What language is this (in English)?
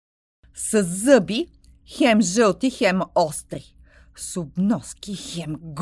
Bulgarian